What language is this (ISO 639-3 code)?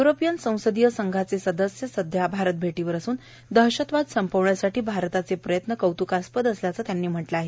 mar